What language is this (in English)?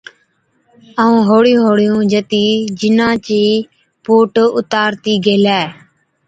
Od